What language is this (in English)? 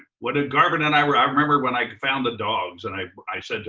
English